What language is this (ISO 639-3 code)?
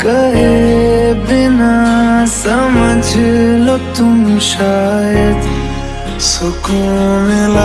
hin